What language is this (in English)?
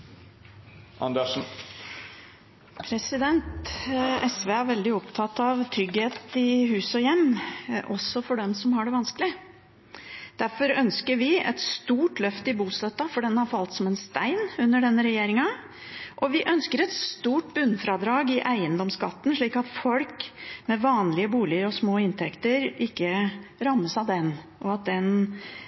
Norwegian Bokmål